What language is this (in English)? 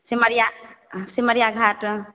Maithili